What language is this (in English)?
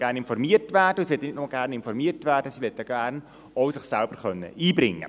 Swiss German